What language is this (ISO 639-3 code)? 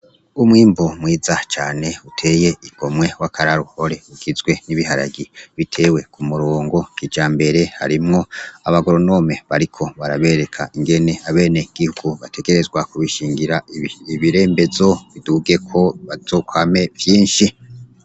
run